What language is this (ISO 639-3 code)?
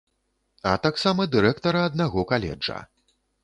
bel